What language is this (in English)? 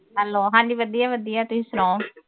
Punjabi